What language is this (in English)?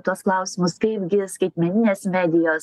Lithuanian